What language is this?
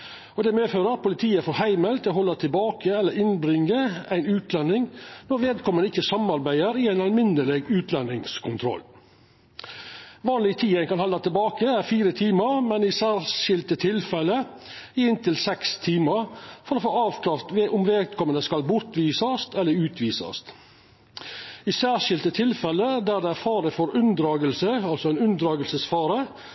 Norwegian Nynorsk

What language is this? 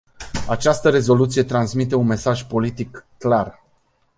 Romanian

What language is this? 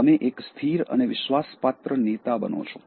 Gujarati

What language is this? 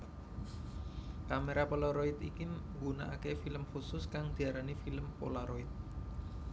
Javanese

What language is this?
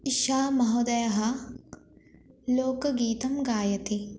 Sanskrit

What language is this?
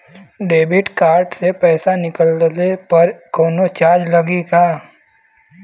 Bhojpuri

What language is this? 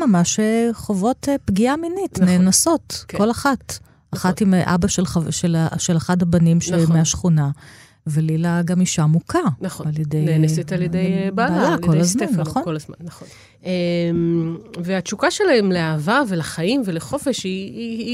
Hebrew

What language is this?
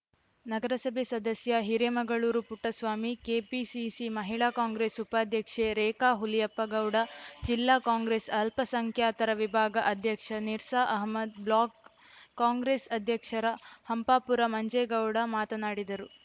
Kannada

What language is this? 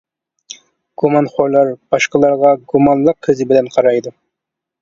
Uyghur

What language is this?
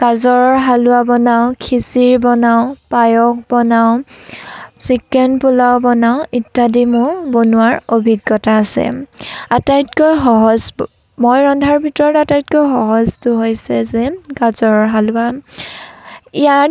Assamese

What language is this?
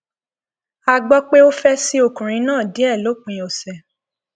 Yoruba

